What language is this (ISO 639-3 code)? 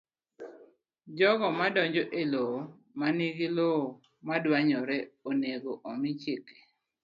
luo